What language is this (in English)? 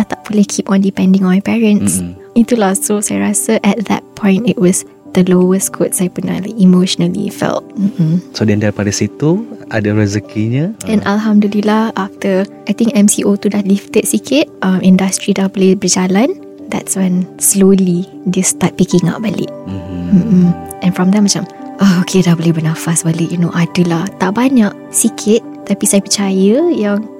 Malay